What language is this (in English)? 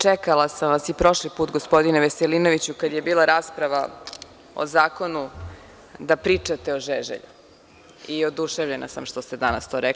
Serbian